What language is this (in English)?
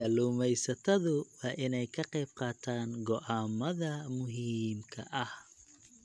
Somali